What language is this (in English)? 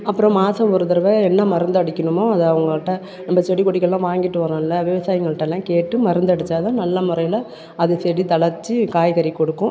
Tamil